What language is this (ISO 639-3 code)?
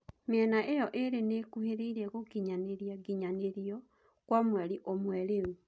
kik